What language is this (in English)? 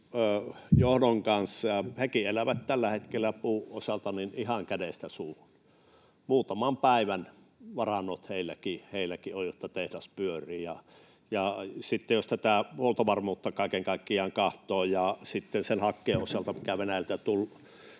Finnish